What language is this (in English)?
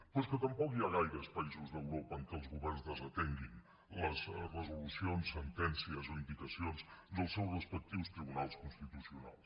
Catalan